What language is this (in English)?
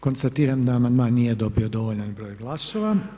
Croatian